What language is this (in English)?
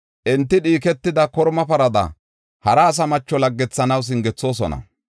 Gofa